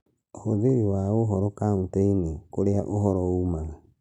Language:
Kikuyu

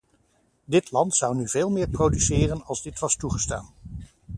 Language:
Dutch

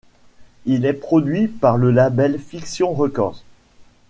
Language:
French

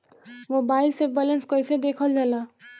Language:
Bhojpuri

